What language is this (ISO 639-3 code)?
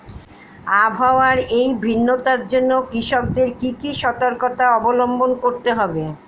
ben